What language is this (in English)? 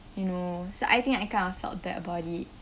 English